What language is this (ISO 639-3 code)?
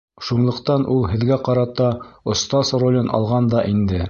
bak